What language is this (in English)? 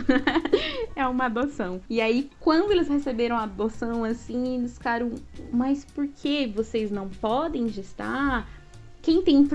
Portuguese